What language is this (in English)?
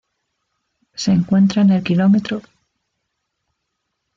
Spanish